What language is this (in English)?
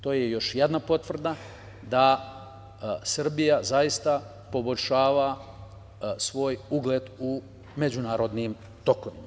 Serbian